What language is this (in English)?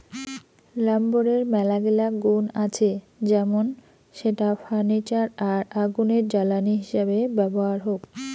Bangla